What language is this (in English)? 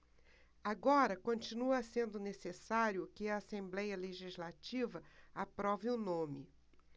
Portuguese